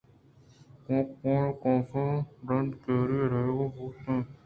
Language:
Eastern Balochi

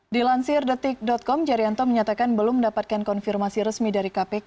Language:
Indonesian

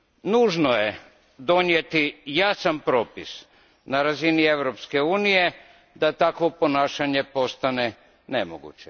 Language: Croatian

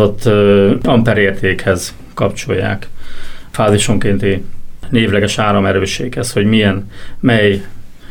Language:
Hungarian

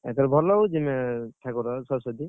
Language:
Odia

